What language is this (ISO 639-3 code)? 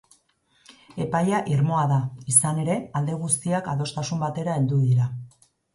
eus